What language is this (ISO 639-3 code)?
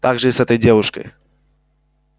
rus